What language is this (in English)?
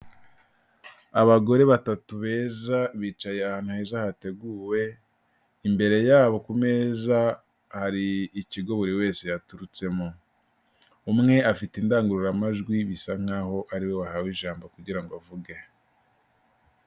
Kinyarwanda